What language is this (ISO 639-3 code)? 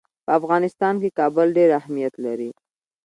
pus